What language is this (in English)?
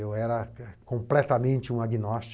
Portuguese